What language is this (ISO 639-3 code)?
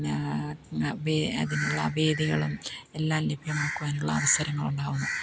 mal